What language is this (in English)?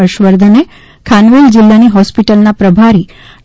Gujarati